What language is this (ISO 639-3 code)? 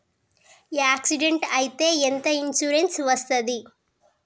tel